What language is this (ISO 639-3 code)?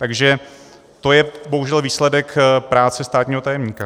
ces